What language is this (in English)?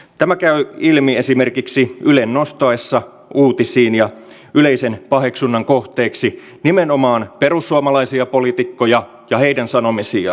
Finnish